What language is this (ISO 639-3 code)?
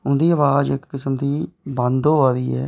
doi